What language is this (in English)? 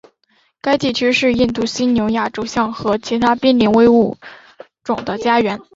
Chinese